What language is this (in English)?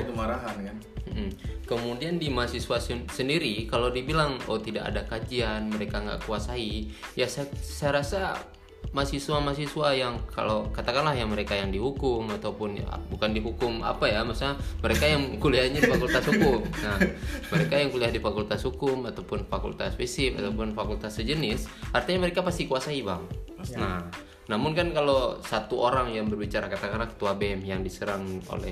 Indonesian